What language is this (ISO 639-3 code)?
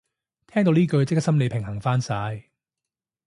yue